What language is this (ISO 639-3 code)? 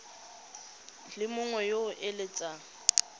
tsn